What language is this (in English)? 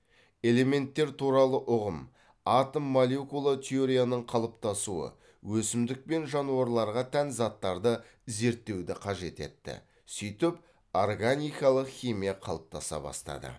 Kazakh